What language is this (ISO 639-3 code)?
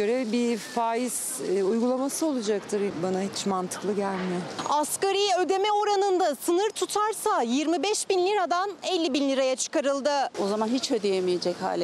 tur